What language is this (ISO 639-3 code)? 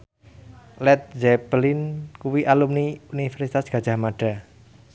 jav